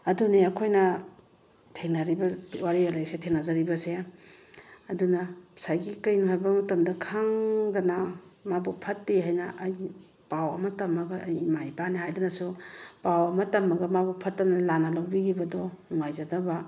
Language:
Manipuri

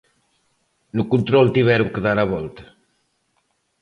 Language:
Galician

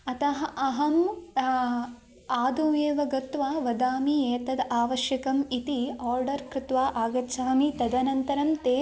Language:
Sanskrit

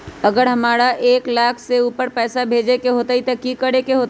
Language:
Magahi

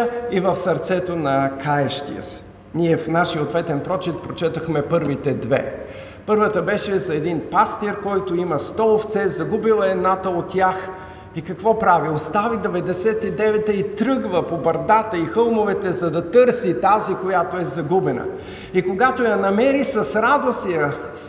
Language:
Bulgarian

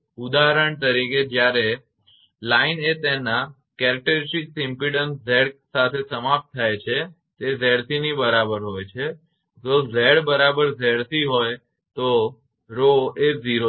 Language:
Gujarati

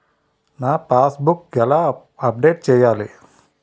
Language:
Telugu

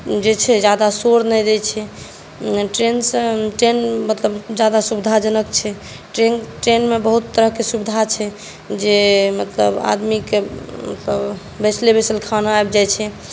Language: Maithili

